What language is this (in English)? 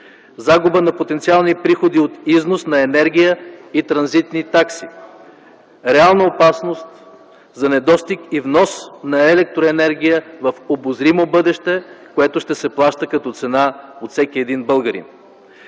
Bulgarian